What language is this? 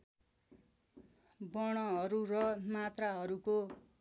Nepali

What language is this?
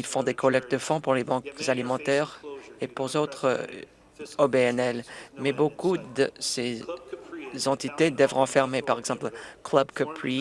French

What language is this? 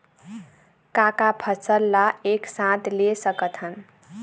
Chhattisgarhi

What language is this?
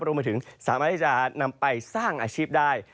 Thai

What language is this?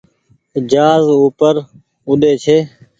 Goaria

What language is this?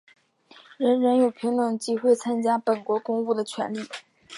Chinese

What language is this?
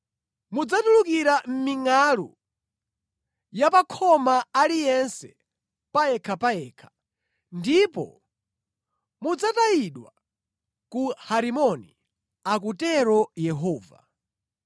Nyanja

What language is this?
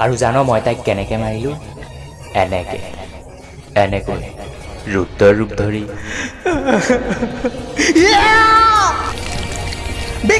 Hindi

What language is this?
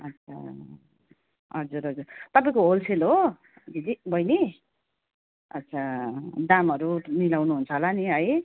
Nepali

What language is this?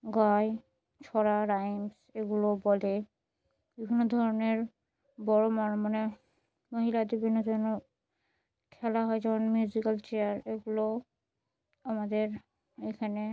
Bangla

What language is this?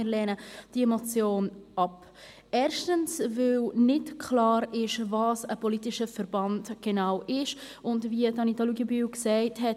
Swiss German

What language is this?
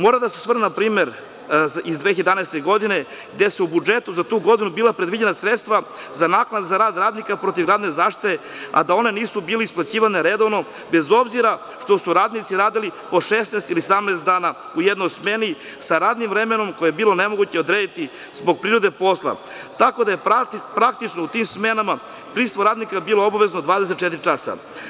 Serbian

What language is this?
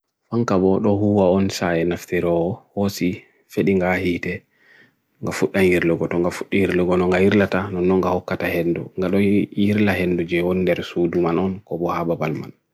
Bagirmi Fulfulde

